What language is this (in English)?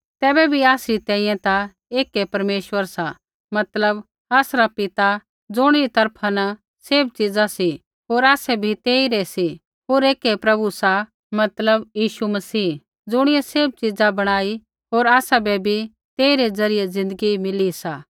Kullu Pahari